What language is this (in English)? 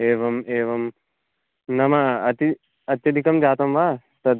Sanskrit